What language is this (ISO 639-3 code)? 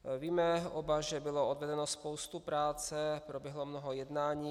ces